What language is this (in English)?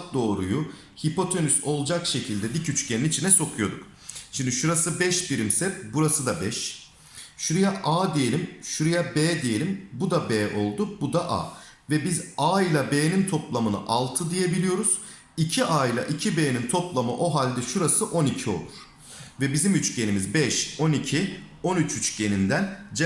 Turkish